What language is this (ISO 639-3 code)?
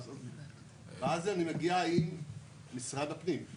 heb